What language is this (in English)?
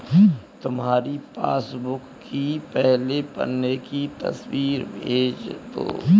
Hindi